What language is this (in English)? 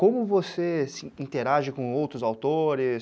Portuguese